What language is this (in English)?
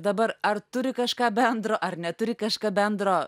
Lithuanian